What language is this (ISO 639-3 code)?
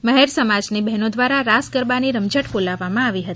guj